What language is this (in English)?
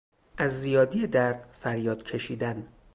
Persian